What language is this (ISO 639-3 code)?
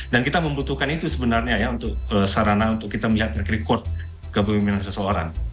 ind